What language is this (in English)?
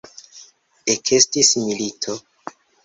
Esperanto